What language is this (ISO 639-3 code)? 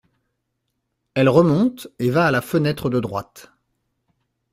fra